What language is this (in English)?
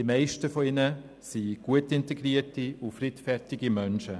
Swiss German